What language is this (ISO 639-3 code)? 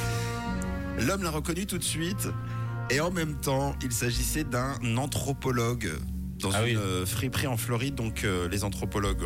fra